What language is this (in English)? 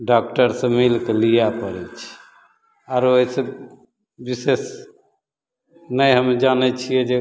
Maithili